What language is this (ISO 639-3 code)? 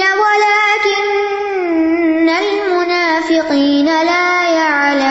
urd